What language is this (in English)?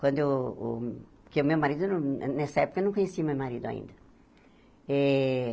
Portuguese